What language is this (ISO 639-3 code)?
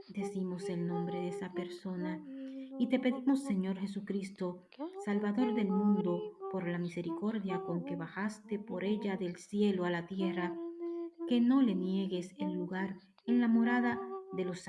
spa